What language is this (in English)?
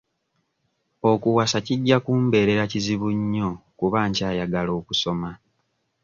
Ganda